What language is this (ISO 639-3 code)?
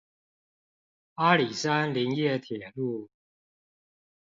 zho